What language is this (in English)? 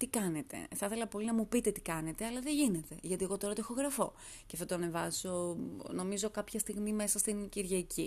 Greek